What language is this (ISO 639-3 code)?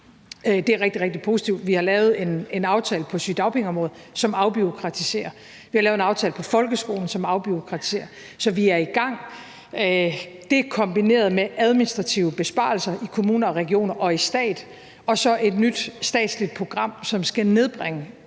dan